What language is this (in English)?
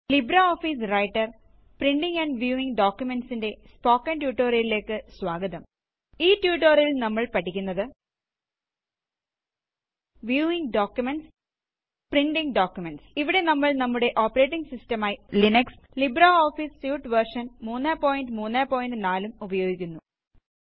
Malayalam